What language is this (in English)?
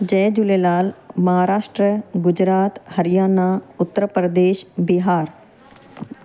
Sindhi